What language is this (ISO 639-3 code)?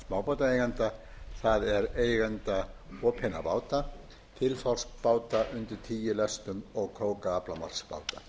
isl